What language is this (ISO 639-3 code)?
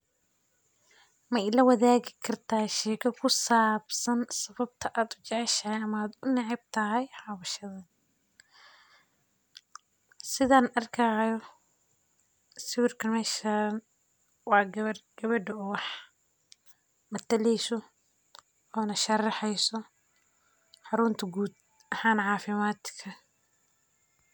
som